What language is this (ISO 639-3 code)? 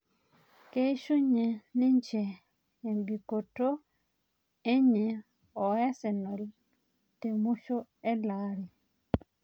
mas